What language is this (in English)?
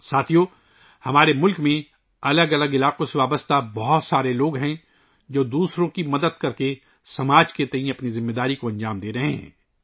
Urdu